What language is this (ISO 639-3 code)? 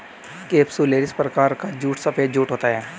hin